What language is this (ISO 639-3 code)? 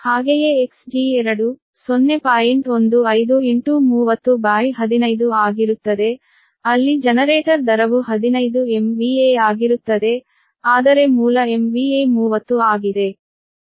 kan